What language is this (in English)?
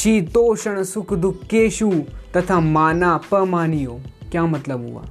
Hindi